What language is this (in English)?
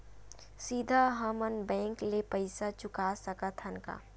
Chhattisgarhi